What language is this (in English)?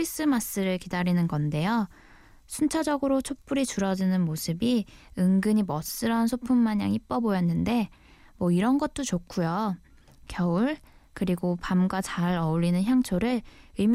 Korean